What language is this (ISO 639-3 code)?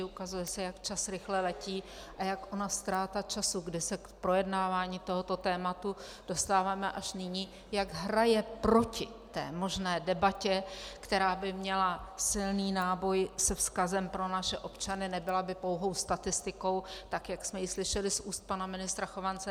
ces